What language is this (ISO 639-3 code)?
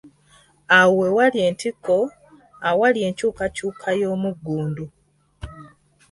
lug